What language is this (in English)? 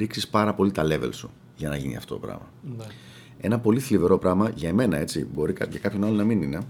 Greek